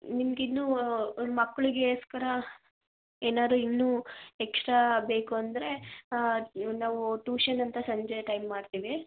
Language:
Kannada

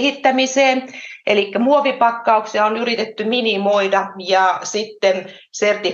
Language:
Finnish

